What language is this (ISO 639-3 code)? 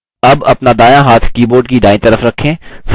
hin